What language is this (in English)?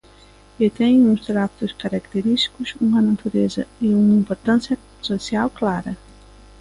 Galician